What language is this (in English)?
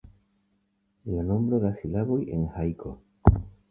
Esperanto